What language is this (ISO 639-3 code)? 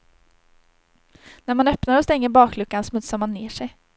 swe